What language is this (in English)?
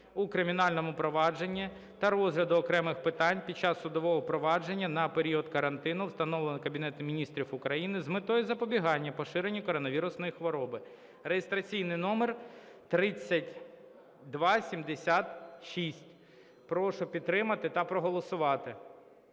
Ukrainian